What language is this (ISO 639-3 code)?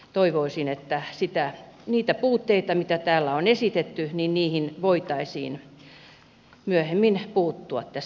fin